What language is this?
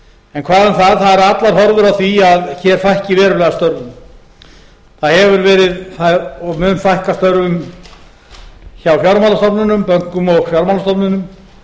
Icelandic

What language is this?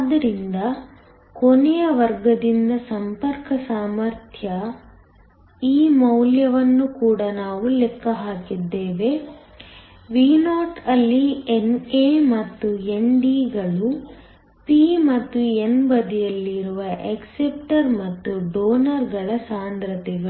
Kannada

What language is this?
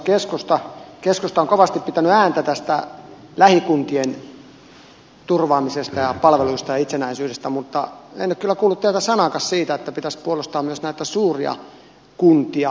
Finnish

